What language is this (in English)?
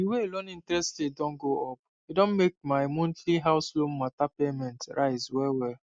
Nigerian Pidgin